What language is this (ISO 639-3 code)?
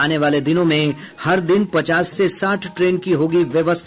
hin